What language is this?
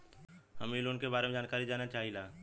Bhojpuri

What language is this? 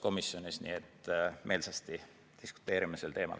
Estonian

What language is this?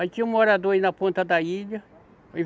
Portuguese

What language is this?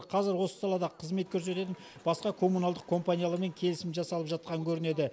Kazakh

